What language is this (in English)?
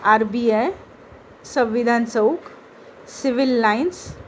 Marathi